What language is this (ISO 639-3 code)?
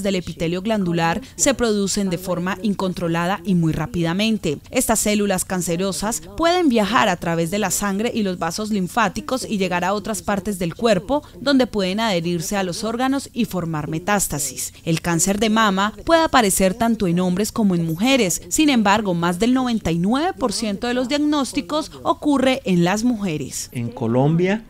spa